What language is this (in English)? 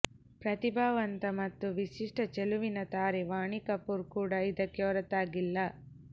Kannada